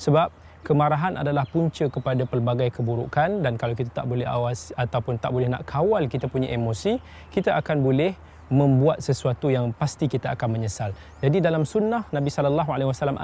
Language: Malay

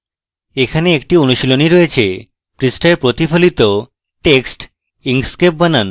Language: Bangla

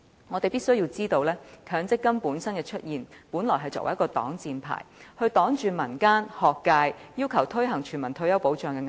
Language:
Cantonese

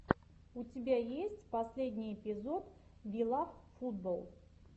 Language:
Russian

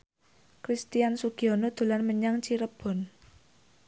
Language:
Javanese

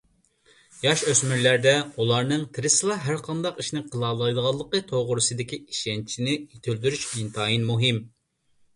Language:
Uyghur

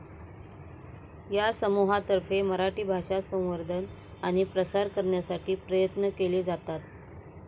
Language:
Marathi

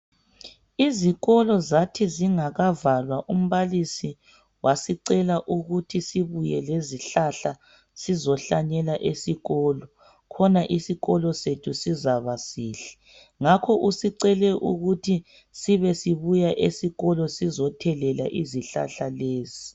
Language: North Ndebele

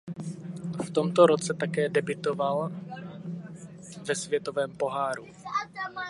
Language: Czech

